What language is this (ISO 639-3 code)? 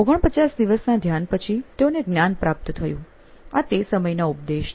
guj